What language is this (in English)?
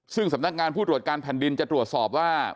Thai